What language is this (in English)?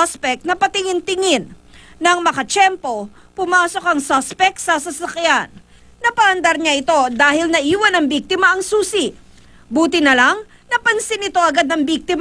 Filipino